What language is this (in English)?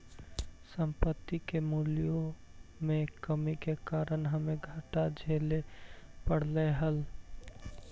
Magahi